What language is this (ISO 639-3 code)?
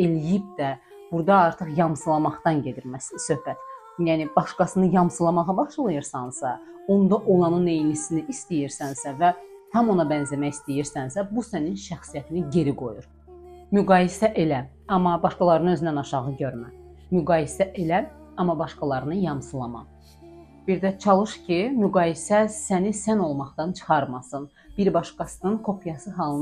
tur